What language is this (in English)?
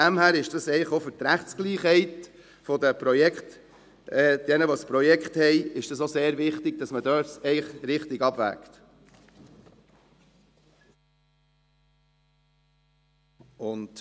Swiss German